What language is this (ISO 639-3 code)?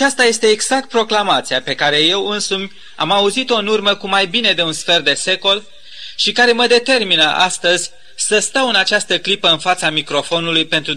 ron